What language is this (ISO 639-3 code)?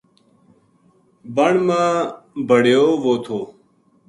gju